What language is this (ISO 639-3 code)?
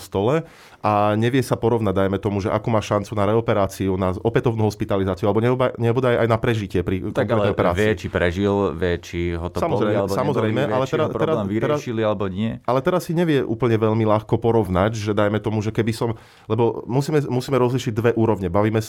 slk